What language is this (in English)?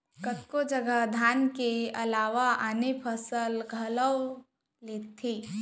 Chhattisgarhi